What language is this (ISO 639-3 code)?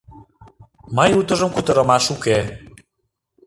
chm